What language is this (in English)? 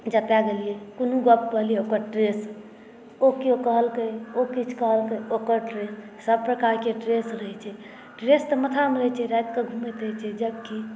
Maithili